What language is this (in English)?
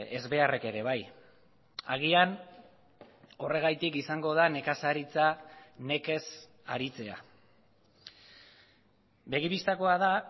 Basque